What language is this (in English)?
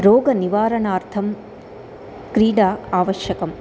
Sanskrit